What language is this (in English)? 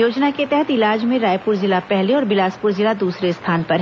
Hindi